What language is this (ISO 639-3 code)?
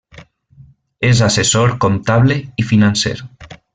cat